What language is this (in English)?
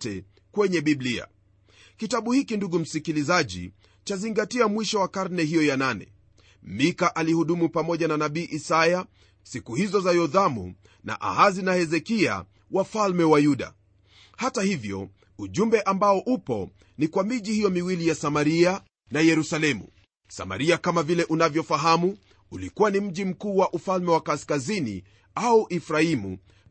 Swahili